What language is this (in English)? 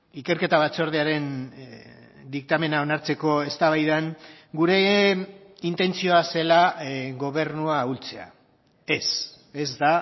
Basque